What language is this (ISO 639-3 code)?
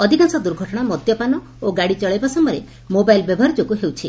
ori